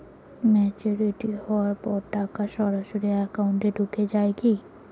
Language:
Bangla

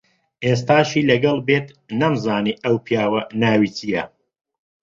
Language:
Central Kurdish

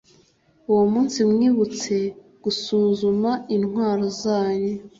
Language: Kinyarwanda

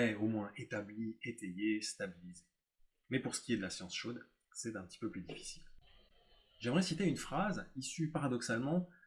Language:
French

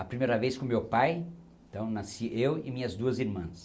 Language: Portuguese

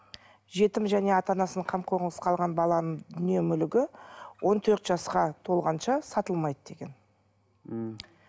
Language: Kazakh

